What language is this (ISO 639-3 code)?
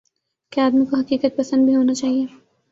urd